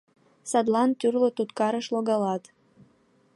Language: Mari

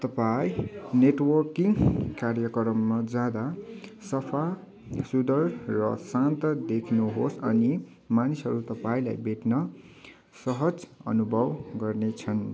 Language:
Nepali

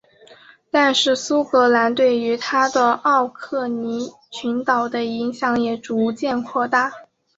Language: Chinese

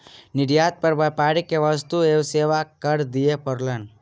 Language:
Maithili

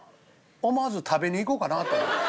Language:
Japanese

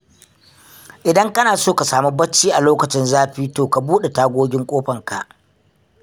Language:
Hausa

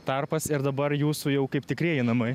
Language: Lithuanian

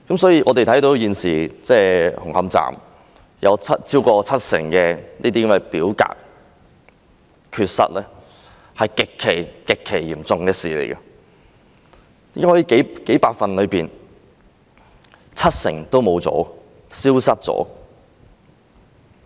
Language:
Cantonese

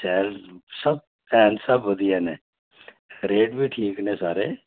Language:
Dogri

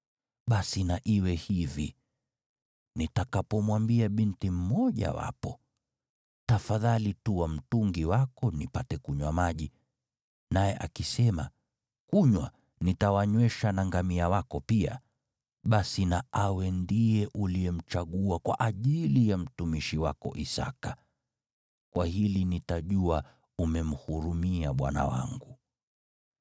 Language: Swahili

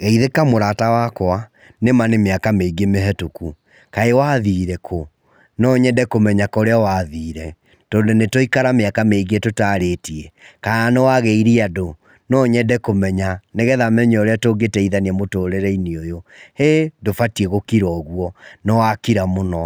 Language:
Kikuyu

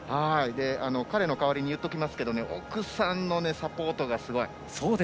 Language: Japanese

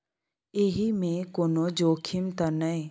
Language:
Maithili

